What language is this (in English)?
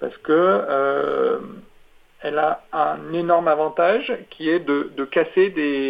French